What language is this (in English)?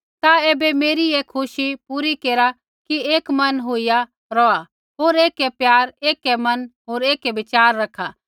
Kullu Pahari